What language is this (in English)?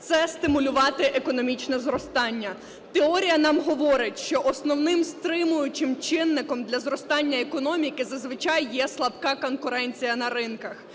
Ukrainian